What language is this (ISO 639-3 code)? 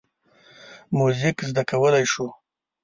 pus